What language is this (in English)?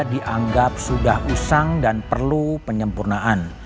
Indonesian